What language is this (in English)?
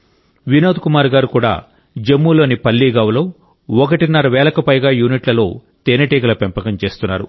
Telugu